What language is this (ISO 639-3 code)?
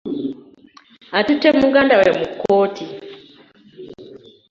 lug